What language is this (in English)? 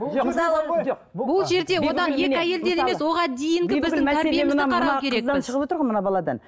Kazakh